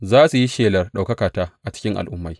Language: Hausa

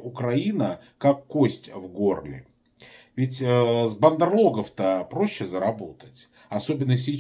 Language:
Russian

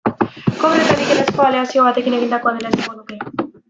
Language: Basque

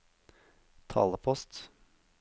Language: Norwegian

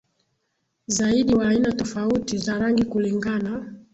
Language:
Swahili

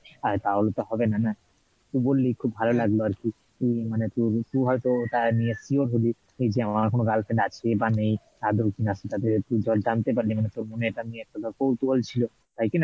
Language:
Bangla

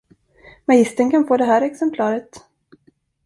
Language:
Swedish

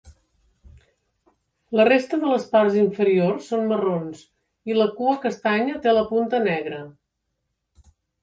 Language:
Catalan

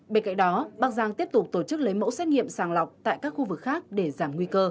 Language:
Vietnamese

